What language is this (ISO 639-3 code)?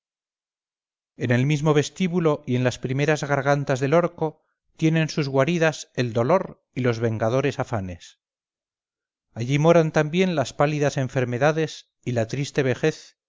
spa